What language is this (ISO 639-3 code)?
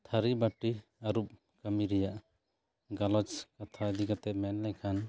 sat